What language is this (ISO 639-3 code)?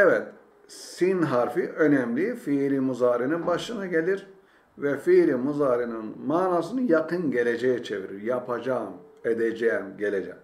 tur